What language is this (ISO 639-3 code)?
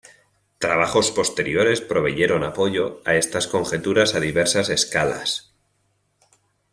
spa